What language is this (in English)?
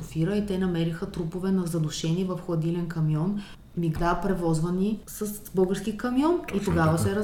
Bulgarian